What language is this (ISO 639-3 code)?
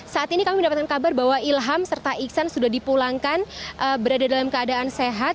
ind